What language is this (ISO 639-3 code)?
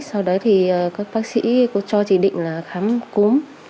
vie